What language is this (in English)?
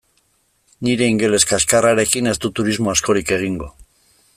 Basque